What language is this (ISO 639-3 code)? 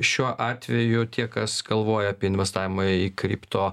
lit